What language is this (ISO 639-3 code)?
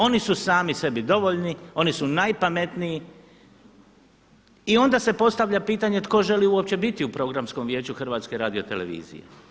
hrv